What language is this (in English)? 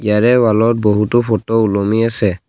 Assamese